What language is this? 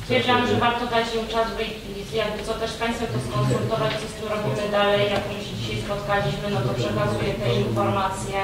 Polish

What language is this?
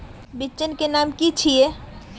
Magahi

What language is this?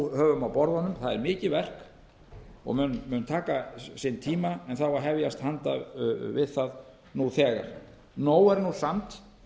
Icelandic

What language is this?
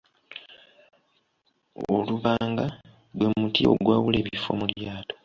Ganda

